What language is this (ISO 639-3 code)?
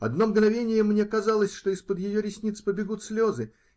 rus